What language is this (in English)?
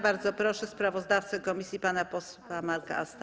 Polish